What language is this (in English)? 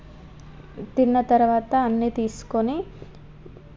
Telugu